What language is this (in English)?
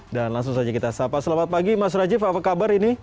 Indonesian